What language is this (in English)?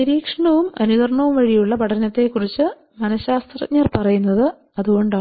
Malayalam